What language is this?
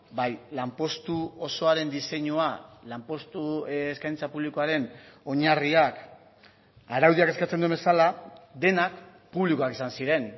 Basque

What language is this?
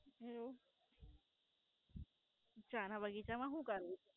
Gujarati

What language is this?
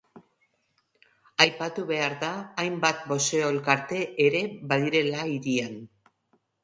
Basque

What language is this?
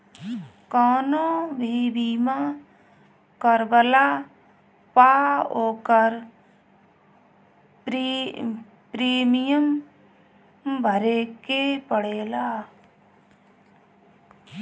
Bhojpuri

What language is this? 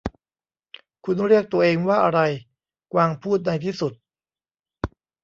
Thai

